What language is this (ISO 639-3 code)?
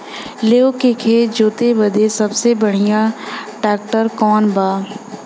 bho